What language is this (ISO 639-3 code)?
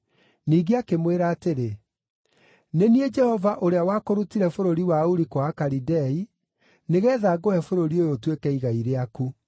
kik